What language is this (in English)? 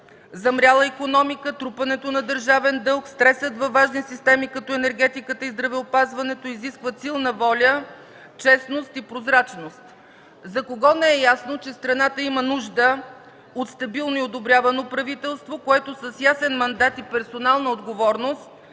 Bulgarian